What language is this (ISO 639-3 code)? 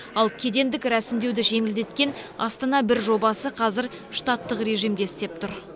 kaz